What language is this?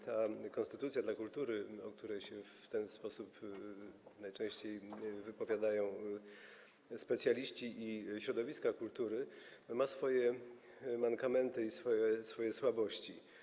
Polish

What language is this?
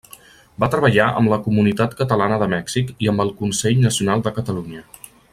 Catalan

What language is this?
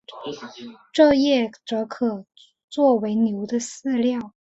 Chinese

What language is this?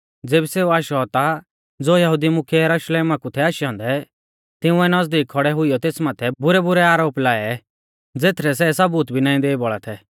Mahasu Pahari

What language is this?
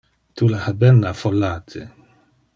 Interlingua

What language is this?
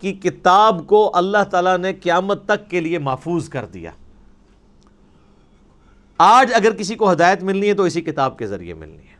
Urdu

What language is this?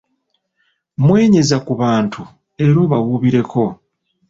Ganda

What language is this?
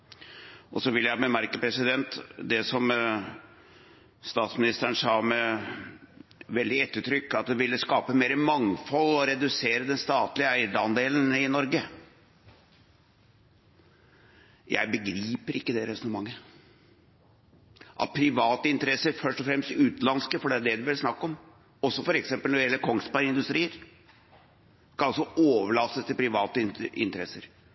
Norwegian Bokmål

